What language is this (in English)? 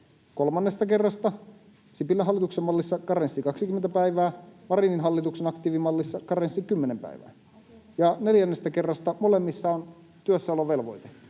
Finnish